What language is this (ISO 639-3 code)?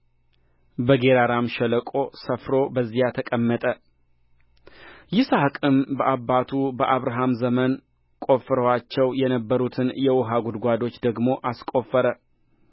amh